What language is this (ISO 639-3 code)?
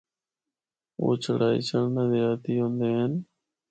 hno